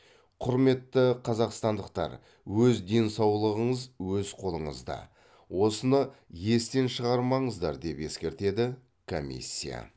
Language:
Kazakh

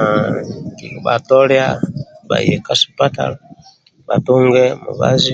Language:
Amba (Uganda)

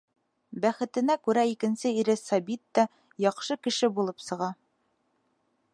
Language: Bashkir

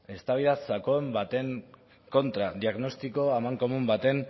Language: Basque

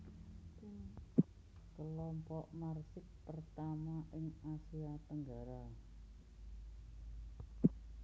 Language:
Javanese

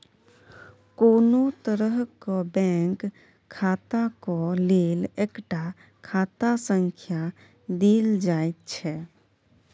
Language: Maithili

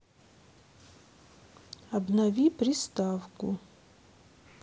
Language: Russian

